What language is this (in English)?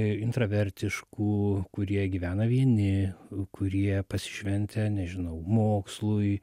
Lithuanian